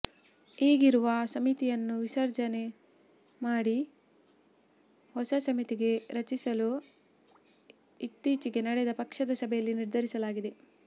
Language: Kannada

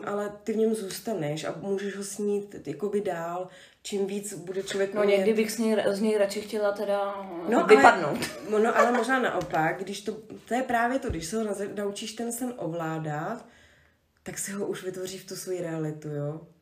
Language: Czech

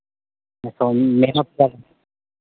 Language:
Santali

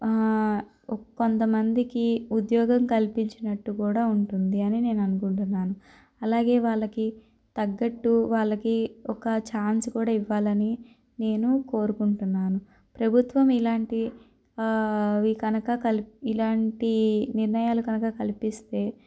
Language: Telugu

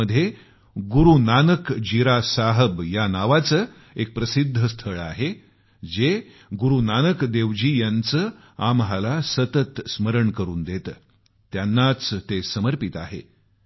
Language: Marathi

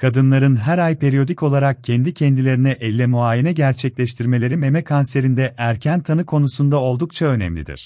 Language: Turkish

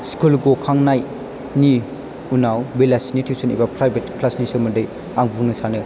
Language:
Bodo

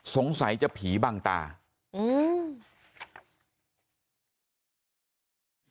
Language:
Thai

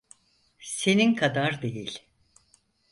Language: Turkish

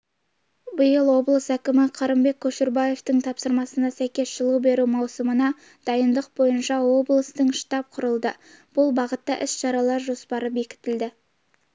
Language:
Kazakh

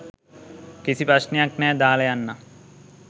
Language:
Sinhala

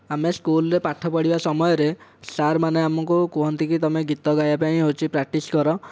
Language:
Odia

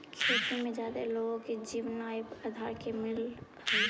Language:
Magahi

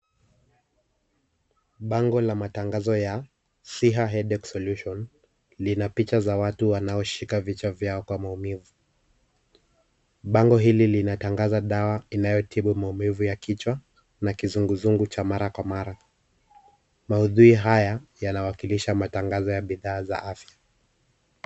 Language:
Swahili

